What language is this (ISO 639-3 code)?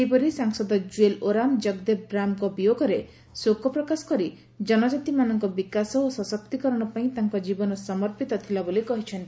ori